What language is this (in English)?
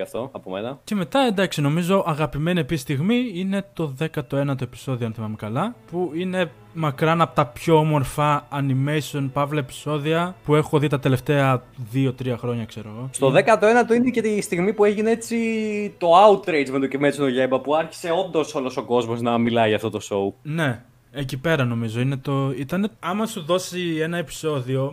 Greek